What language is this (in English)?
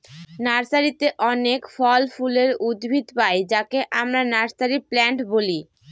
Bangla